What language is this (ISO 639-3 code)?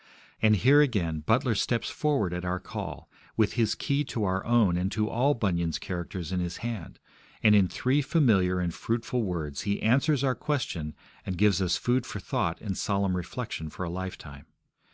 eng